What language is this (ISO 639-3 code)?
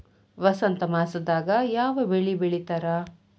kan